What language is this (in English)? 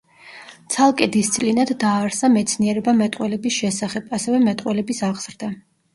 Georgian